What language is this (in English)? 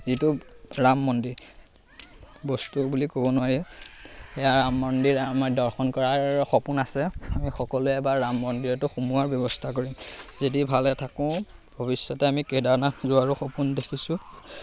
Assamese